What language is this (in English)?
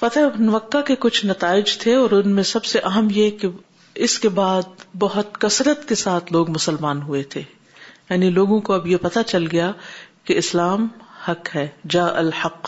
Urdu